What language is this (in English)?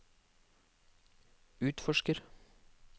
Norwegian